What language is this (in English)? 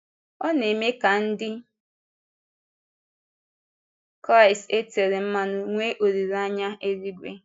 Igbo